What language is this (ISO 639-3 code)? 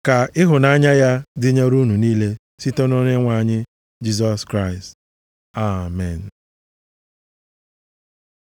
ibo